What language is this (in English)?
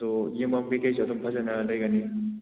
Manipuri